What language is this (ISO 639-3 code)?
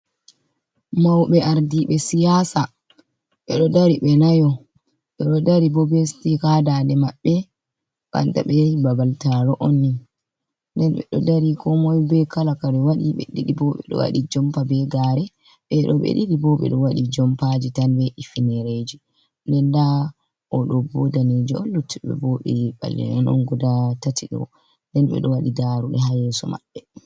ful